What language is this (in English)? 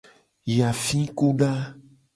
Gen